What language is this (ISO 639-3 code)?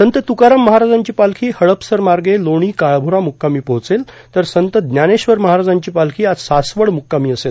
mar